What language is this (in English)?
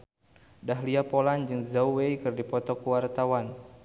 Sundanese